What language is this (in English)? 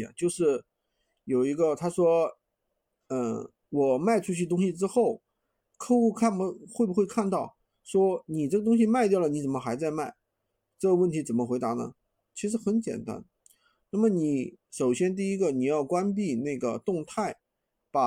Chinese